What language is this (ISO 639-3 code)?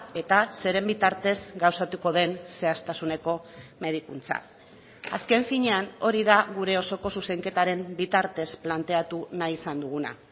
eus